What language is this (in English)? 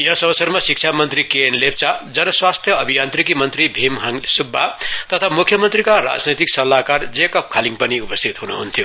Nepali